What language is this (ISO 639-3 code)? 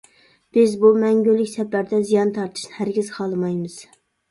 uig